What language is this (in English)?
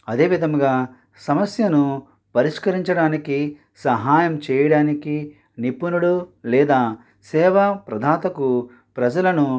Telugu